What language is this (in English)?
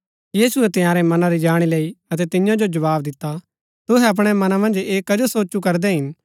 Gaddi